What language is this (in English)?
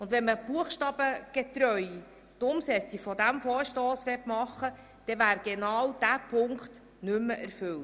Swiss German